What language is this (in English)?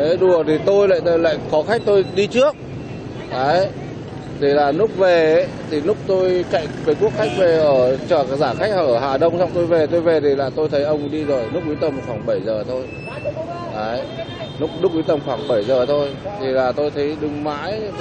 Vietnamese